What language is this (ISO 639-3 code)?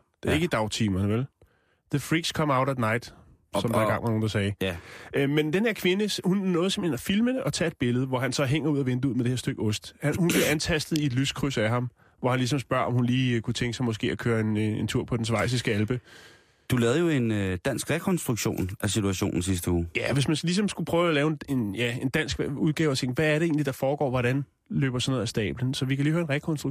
dan